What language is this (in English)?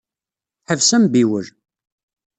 Kabyle